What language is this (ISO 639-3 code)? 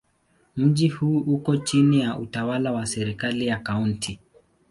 swa